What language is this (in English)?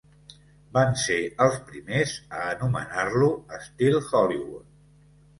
Catalan